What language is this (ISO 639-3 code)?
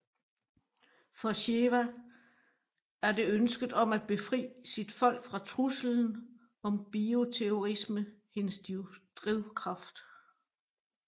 dan